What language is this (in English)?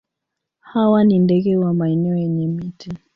Swahili